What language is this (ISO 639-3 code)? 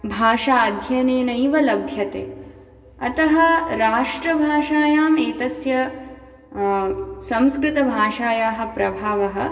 san